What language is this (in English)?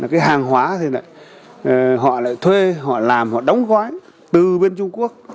Vietnamese